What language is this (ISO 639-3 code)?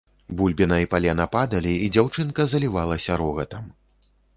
bel